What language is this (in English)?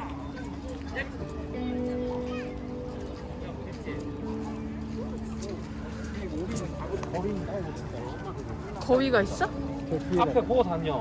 Korean